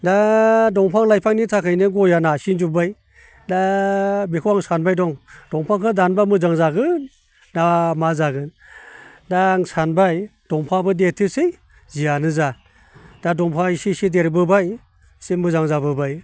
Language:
Bodo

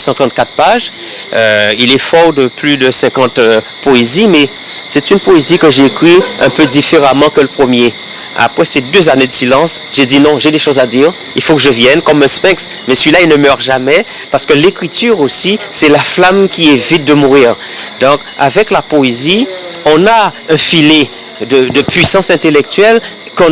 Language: French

